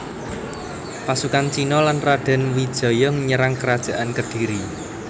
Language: Javanese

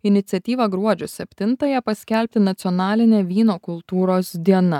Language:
Lithuanian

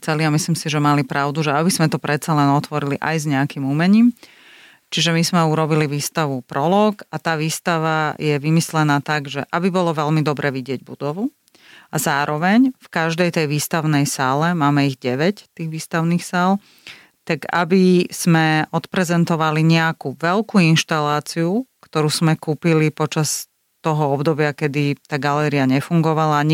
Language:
Slovak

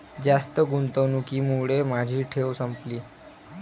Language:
Marathi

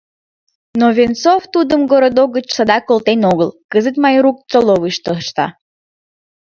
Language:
Mari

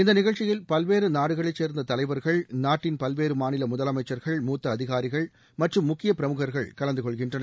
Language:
Tamil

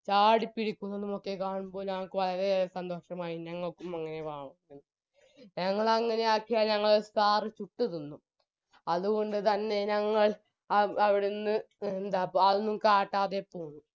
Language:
Malayalam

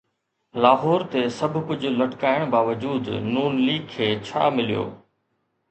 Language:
Sindhi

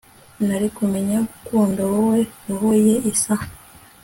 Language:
Kinyarwanda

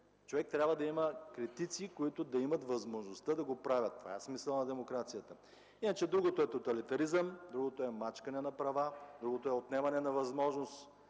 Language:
Bulgarian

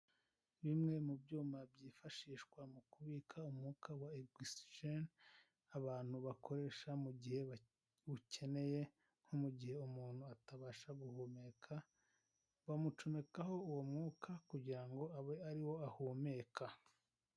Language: Kinyarwanda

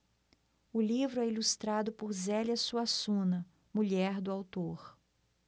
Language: Portuguese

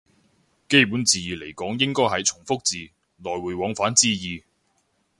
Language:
Cantonese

